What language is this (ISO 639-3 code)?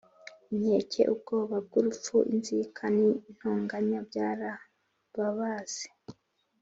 kin